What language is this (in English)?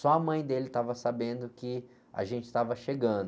Portuguese